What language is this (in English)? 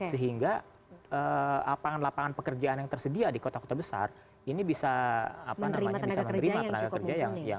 Indonesian